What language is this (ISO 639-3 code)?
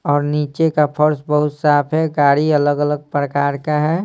hin